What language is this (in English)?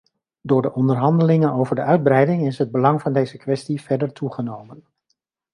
Dutch